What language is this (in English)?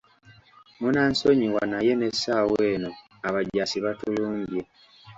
Ganda